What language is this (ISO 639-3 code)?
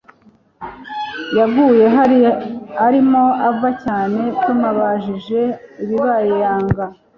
kin